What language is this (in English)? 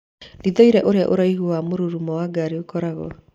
Kikuyu